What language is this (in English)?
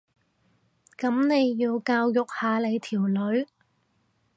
Cantonese